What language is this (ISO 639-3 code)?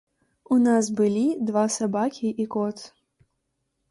bel